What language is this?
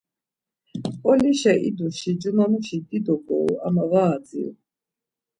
Laz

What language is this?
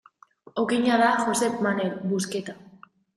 Basque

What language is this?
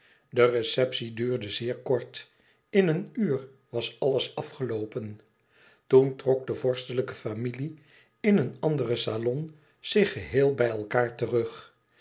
Dutch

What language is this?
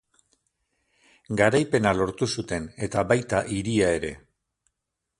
Basque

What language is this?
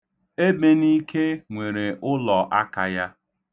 Igbo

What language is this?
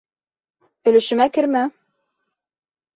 Bashkir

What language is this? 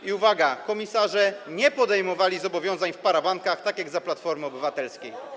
Polish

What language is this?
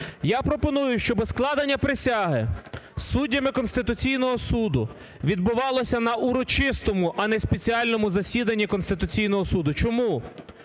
Ukrainian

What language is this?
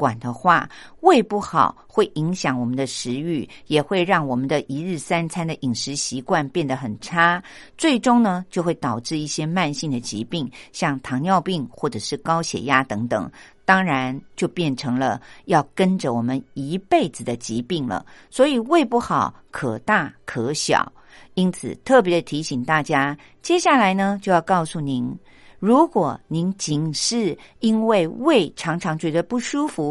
Chinese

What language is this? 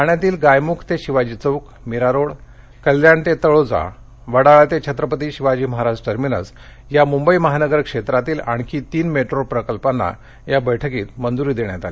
Marathi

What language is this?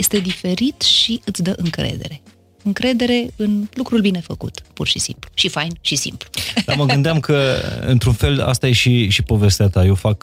Romanian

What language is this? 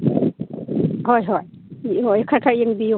Manipuri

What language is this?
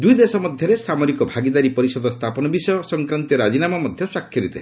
Odia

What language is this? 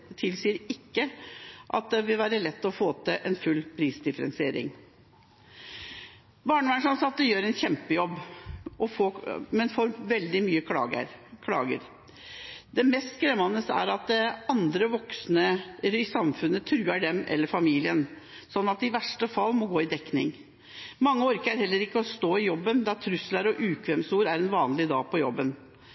Norwegian Bokmål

